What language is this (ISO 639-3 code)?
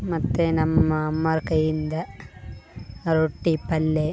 kan